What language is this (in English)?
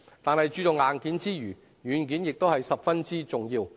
Cantonese